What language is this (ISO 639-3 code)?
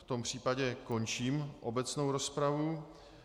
ces